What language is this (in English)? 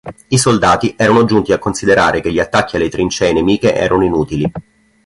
Italian